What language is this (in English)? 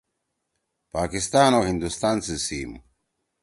Torwali